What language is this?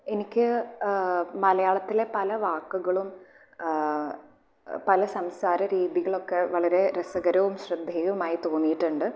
Malayalam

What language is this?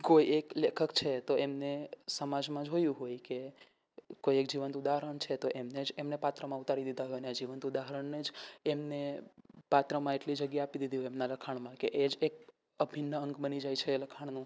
Gujarati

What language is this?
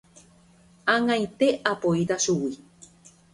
Guarani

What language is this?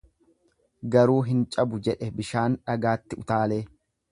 Oromo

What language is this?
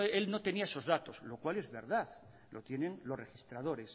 Spanish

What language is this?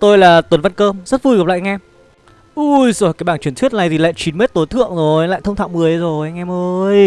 Vietnamese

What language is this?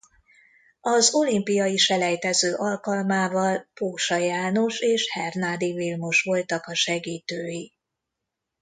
Hungarian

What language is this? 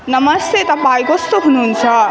Nepali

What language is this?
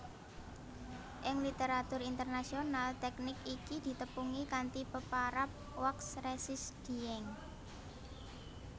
Javanese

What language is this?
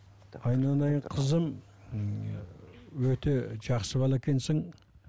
Kazakh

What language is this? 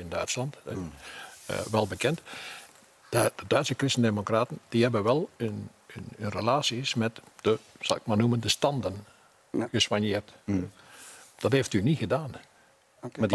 Dutch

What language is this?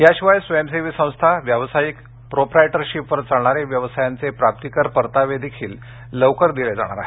Marathi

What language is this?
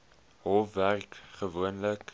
Afrikaans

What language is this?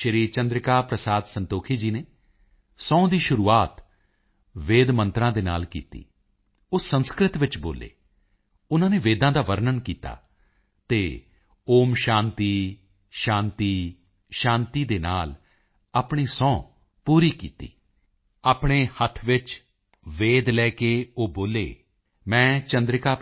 Punjabi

